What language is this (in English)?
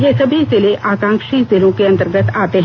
Hindi